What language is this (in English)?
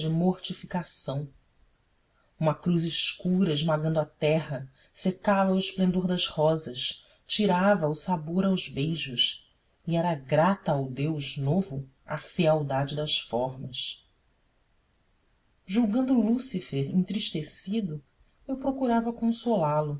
Portuguese